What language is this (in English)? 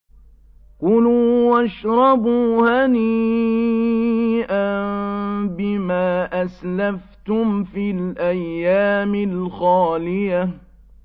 Arabic